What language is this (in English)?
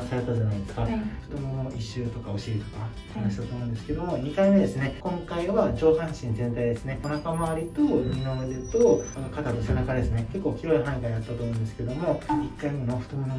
Japanese